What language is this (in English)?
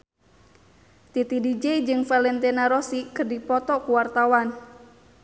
Sundanese